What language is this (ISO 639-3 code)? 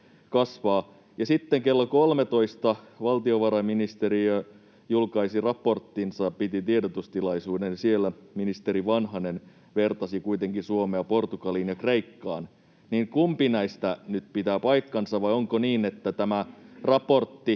fin